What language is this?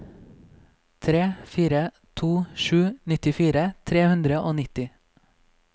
Norwegian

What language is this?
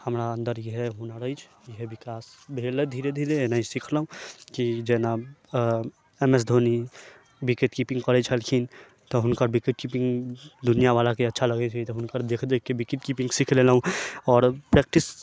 Maithili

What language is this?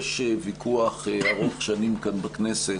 Hebrew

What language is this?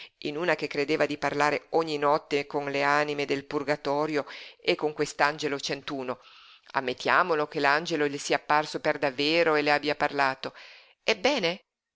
Italian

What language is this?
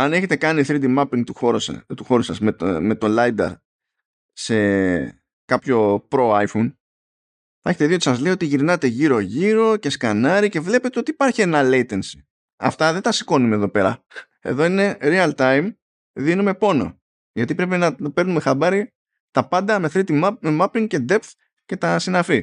Greek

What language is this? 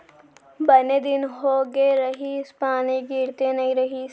Chhattisgarhi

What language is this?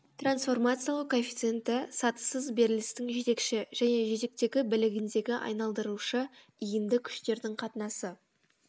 Kazakh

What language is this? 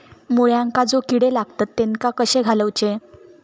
Marathi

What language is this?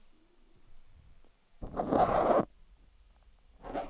Danish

